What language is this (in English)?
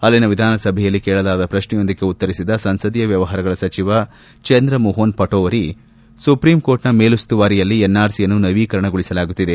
Kannada